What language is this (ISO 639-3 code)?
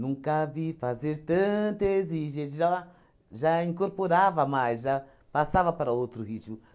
por